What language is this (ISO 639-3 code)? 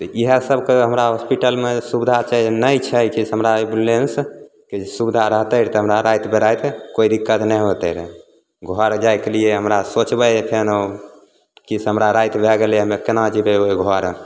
mai